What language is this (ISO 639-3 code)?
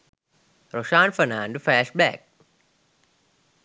sin